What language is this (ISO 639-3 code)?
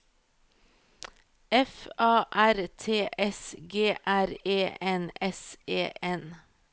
nor